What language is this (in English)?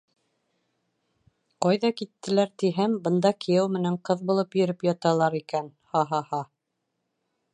Bashkir